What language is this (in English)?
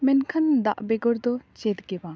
Santali